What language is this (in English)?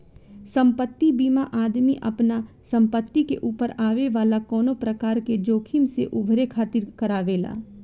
Bhojpuri